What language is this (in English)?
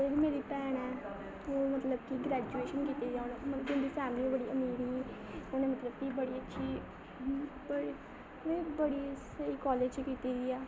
Dogri